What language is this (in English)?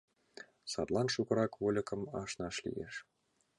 Mari